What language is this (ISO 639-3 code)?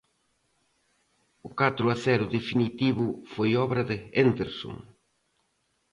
glg